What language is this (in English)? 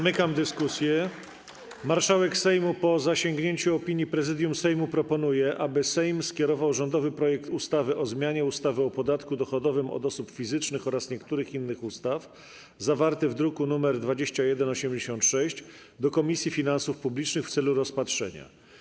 Polish